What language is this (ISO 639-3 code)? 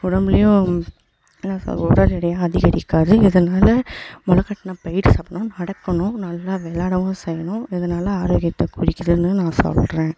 tam